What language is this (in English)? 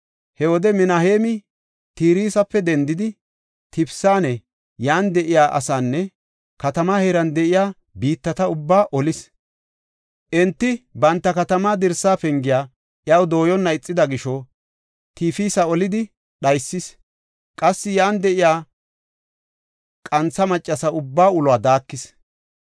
Gofa